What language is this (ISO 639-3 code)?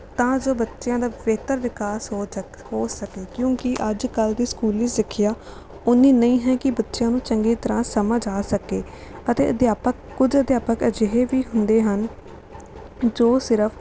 pan